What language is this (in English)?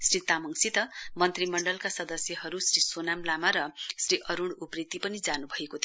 Nepali